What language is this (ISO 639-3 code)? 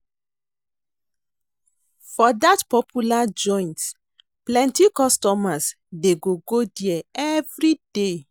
pcm